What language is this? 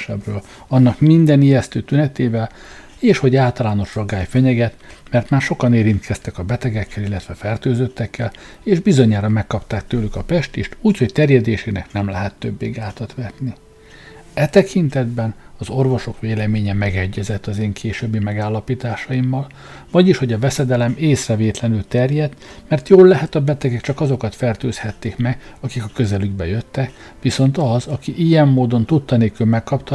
Hungarian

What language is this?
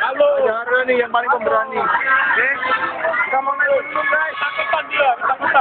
Indonesian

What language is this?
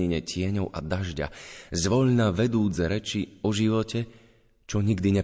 Slovak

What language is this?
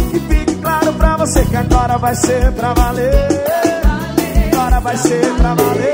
Portuguese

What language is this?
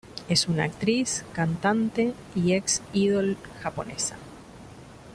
Spanish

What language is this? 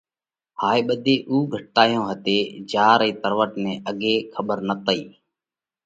Parkari Koli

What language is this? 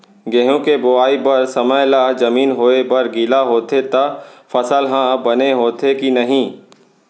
Chhattisgarhi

